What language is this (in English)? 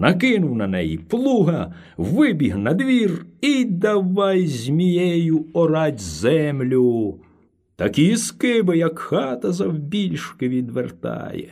Ukrainian